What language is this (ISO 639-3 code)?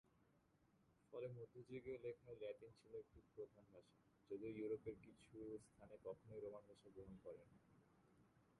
ben